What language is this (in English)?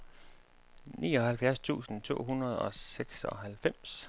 Danish